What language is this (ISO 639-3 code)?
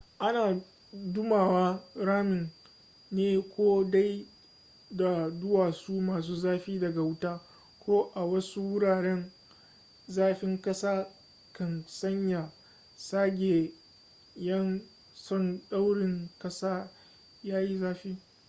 hau